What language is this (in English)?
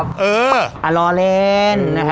Thai